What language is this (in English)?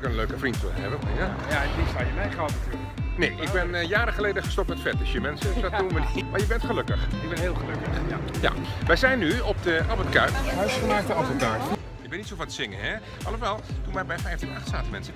Dutch